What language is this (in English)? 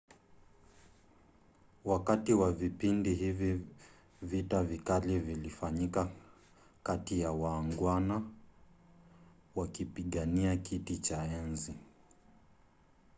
Swahili